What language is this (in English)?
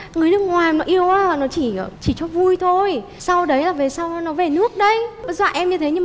Vietnamese